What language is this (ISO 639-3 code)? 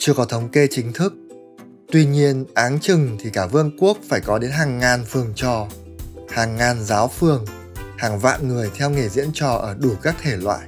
vie